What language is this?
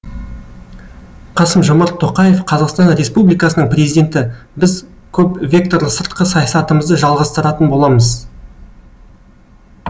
Kazakh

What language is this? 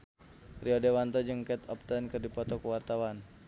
Sundanese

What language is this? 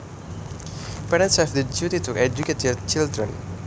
Javanese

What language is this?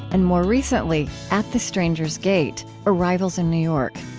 English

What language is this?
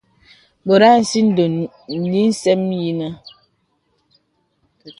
Bebele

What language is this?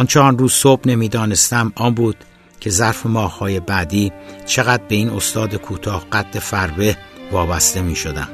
Persian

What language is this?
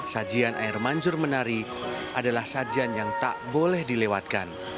Indonesian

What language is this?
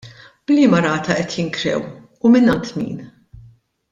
Maltese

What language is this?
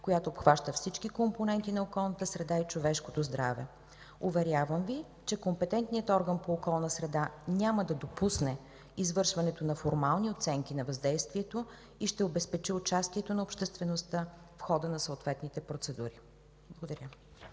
Bulgarian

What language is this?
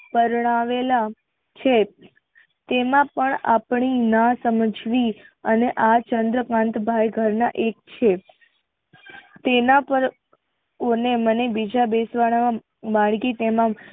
Gujarati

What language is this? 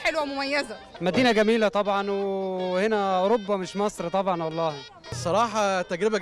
Arabic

